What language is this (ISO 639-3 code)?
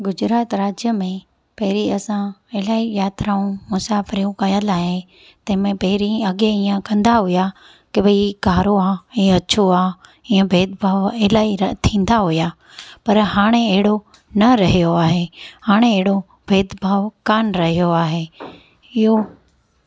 snd